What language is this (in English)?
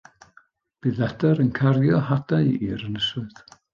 Welsh